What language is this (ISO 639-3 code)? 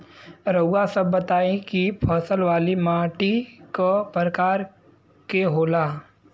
bho